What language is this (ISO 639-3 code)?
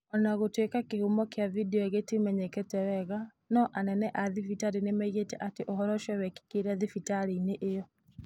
kik